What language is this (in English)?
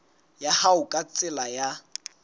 Southern Sotho